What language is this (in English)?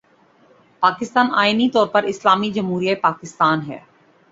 Urdu